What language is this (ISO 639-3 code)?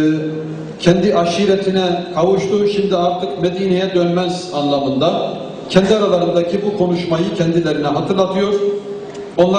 tur